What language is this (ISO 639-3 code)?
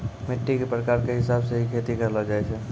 mai